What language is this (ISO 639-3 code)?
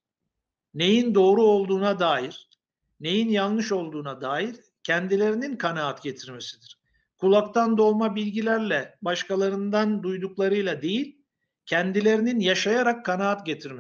tur